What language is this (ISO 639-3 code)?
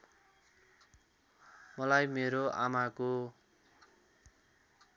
nep